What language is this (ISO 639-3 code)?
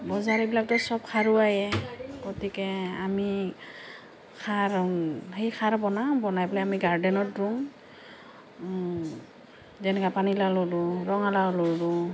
asm